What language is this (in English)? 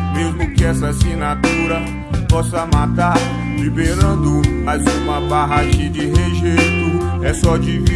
Portuguese